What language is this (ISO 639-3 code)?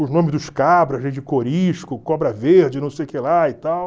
por